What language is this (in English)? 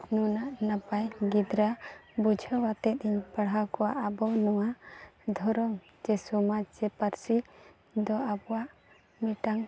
Santali